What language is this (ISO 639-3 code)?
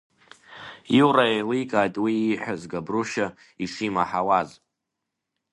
abk